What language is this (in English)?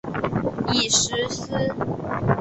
Chinese